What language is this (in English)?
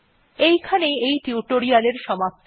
Bangla